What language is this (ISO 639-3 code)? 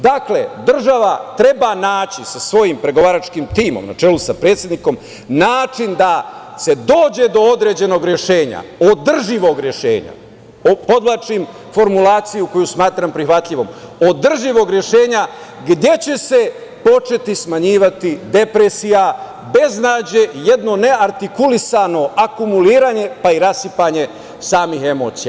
srp